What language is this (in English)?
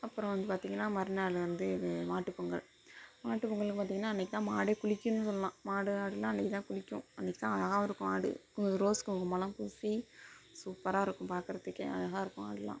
Tamil